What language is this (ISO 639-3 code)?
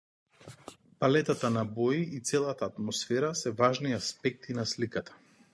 mkd